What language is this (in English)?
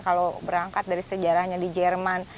Indonesian